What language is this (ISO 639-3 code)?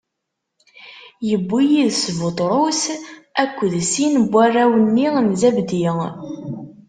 kab